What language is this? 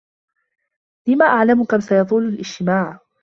Arabic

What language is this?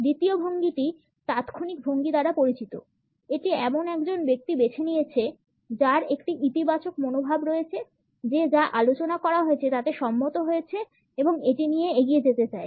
Bangla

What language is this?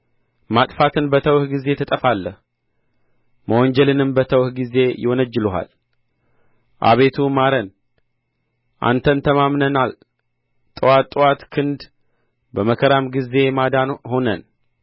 Amharic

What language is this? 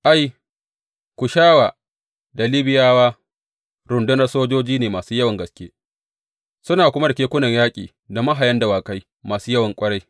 Hausa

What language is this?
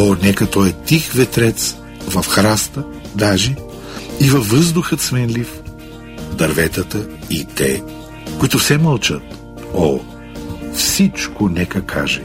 Bulgarian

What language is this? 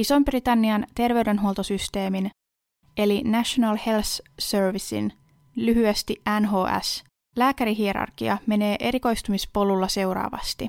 Finnish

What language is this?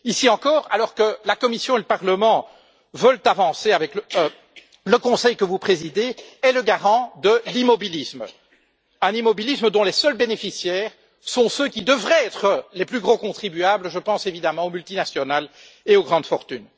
French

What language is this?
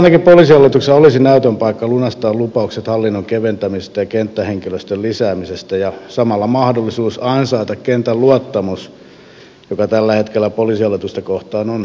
Finnish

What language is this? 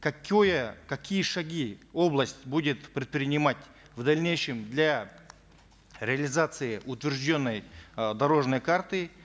Kazakh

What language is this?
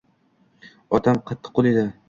Uzbek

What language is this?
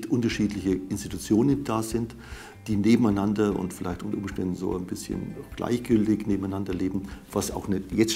German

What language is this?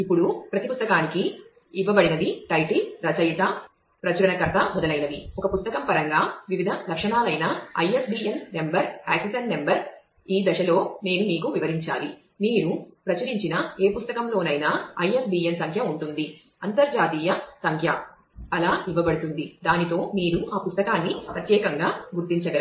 Telugu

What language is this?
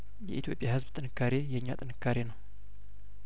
Amharic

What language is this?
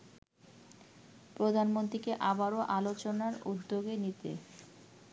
Bangla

